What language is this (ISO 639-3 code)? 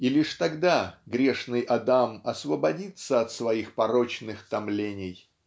rus